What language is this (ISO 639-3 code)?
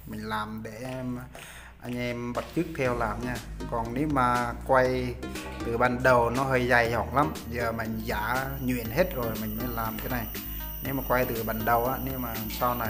vie